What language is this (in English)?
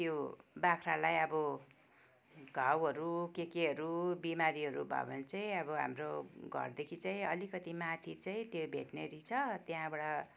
Nepali